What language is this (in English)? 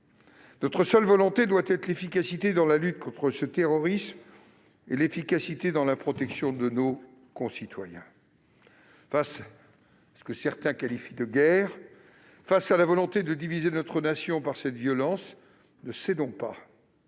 French